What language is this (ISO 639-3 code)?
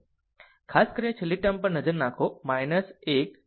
guj